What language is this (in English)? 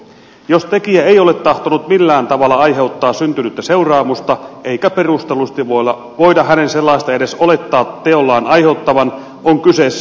Finnish